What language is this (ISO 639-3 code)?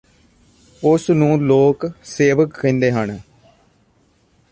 pan